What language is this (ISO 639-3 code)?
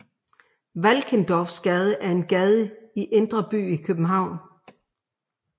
dan